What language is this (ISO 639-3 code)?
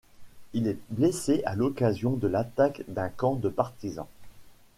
fra